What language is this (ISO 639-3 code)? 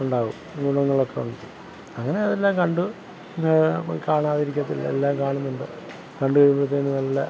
mal